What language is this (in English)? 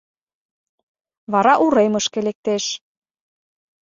Mari